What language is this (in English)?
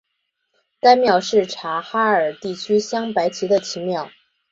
Chinese